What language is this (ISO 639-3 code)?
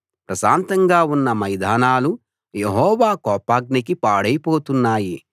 tel